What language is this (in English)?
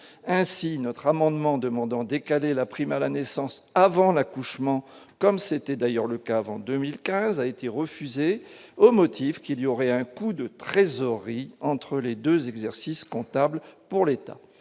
French